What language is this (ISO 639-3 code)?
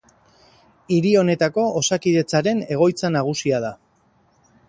eus